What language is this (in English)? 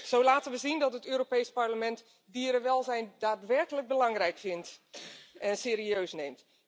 Dutch